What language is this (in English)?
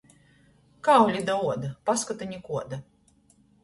Latgalian